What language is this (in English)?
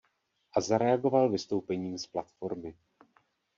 Czech